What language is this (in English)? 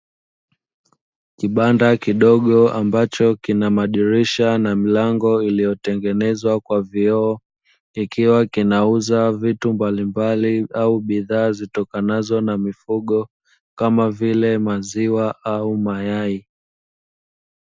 Swahili